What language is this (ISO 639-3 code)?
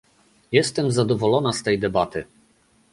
pol